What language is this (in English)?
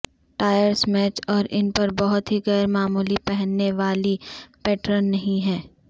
Urdu